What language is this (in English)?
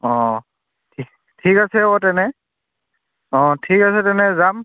Assamese